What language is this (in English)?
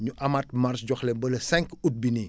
Wolof